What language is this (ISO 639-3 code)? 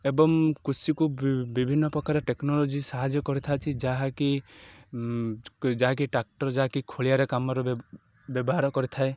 ori